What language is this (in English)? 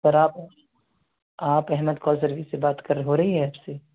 Urdu